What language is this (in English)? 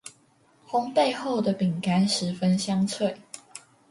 Chinese